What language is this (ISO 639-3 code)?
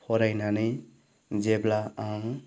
brx